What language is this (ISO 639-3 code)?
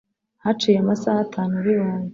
kin